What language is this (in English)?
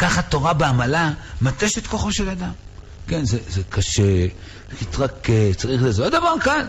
Hebrew